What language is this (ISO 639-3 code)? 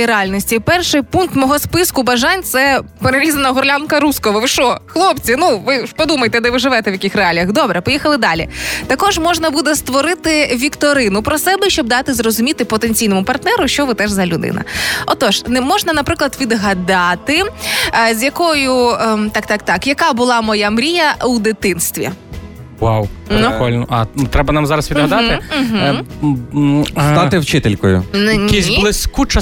ukr